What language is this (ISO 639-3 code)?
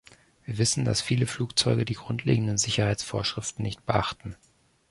deu